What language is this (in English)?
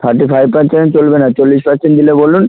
Bangla